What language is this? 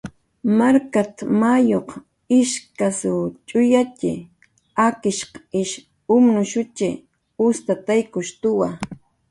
Jaqaru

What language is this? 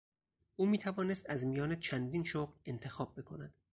Persian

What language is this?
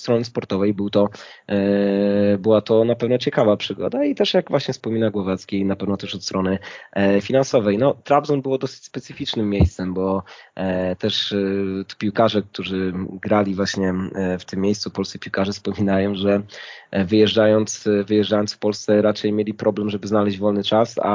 Polish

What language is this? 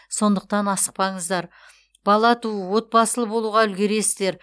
Kazakh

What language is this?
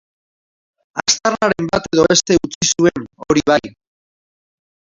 Basque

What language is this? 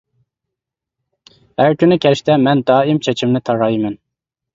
Uyghur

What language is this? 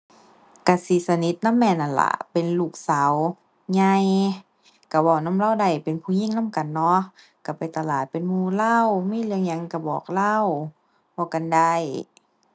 Thai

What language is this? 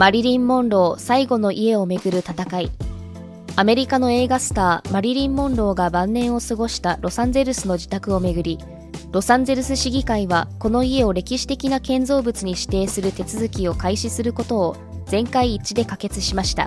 Japanese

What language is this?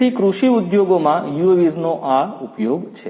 Gujarati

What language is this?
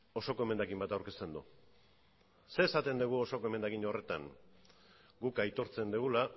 Basque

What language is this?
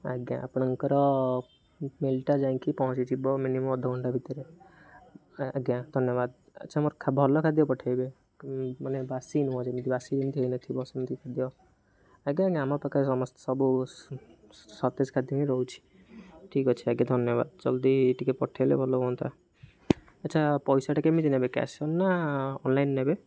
Odia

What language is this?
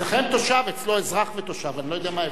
Hebrew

